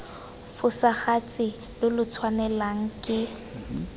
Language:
Tswana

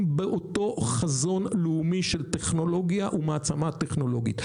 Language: Hebrew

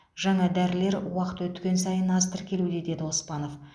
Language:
Kazakh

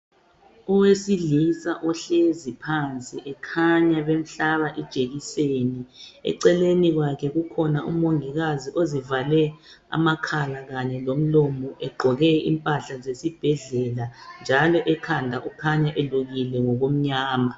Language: North Ndebele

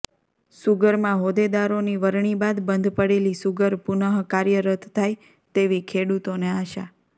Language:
Gujarati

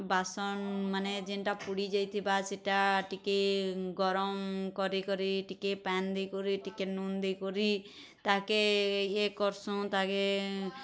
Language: Odia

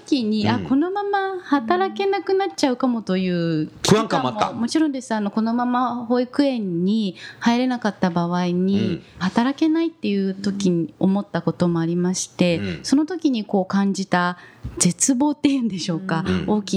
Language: Japanese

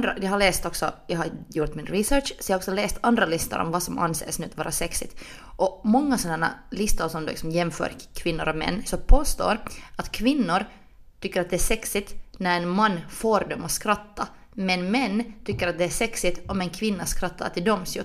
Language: Swedish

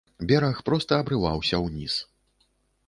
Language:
Belarusian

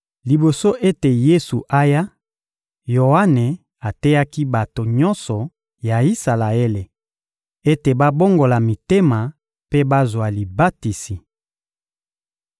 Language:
Lingala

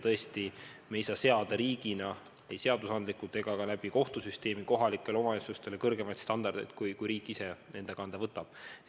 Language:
Estonian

